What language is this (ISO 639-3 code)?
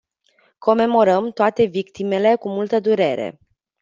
ron